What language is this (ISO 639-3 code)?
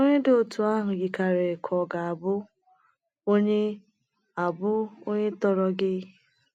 ibo